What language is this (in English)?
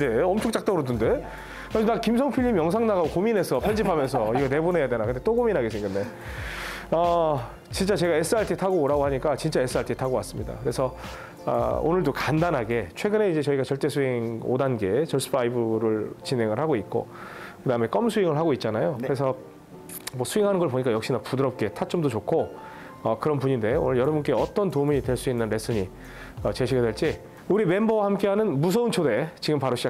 Korean